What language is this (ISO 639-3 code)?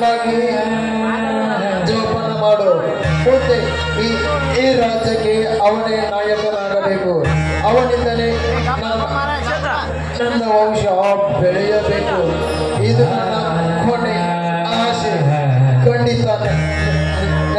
ara